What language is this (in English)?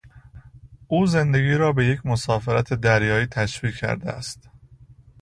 Persian